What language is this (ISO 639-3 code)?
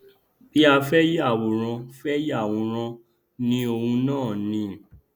yor